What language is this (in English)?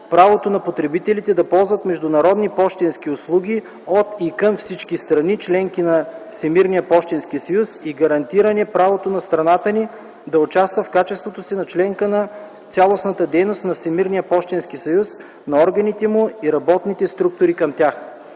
Bulgarian